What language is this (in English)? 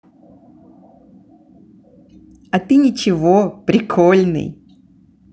Russian